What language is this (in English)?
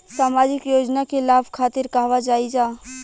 Bhojpuri